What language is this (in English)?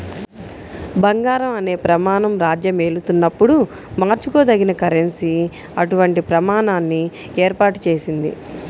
Telugu